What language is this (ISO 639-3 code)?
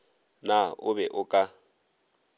nso